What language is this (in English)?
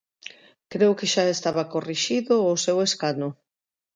Galician